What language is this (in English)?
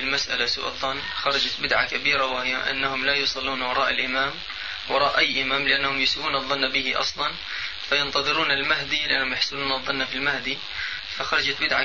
Arabic